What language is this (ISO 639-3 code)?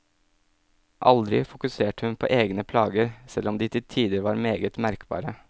nor